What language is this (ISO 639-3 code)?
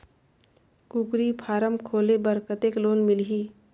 hne